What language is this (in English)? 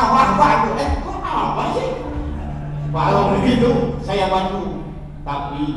Indonesian